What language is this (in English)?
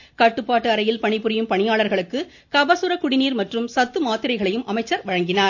Tamil